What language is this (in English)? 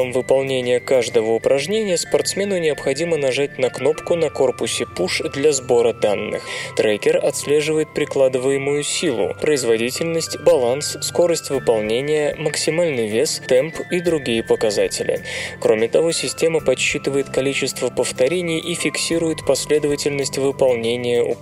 Russian